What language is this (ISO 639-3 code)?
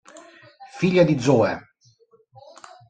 ita